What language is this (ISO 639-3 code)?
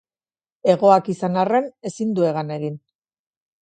eus